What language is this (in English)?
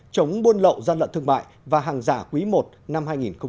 Vietnamese